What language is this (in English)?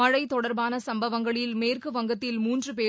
Tamil